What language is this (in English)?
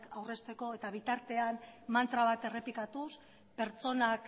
Basque